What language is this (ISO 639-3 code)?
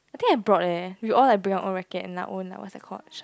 eng